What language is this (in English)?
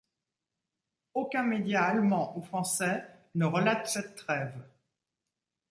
French